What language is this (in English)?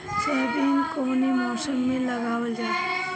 Bhojpuri